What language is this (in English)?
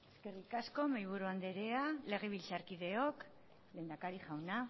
Basque